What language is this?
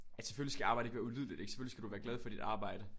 Danish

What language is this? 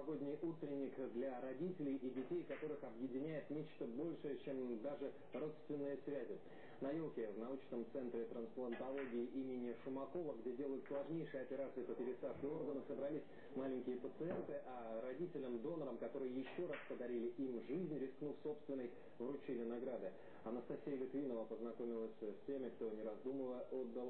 Russian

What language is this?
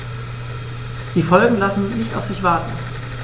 German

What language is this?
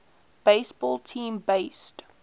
English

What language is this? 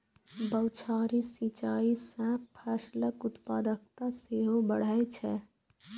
Maithili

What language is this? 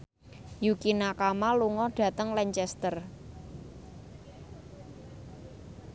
Javanese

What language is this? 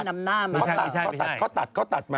Thai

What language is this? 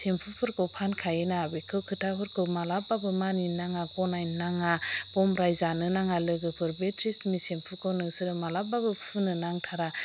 Bodo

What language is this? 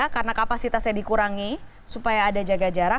Indonesian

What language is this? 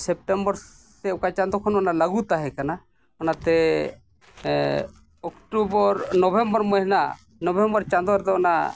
Santali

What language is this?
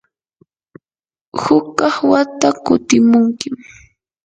Yanahuanca Pasco Quechua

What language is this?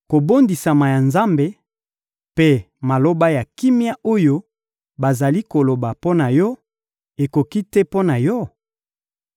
Lingala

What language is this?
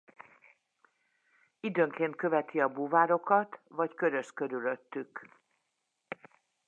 Hungarian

